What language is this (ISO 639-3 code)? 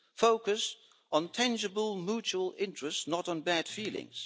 eng